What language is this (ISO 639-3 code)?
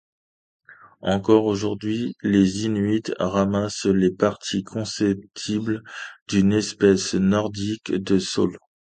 fra